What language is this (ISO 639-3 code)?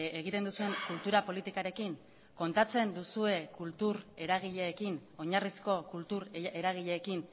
eus